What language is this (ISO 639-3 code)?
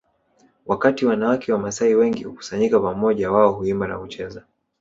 swa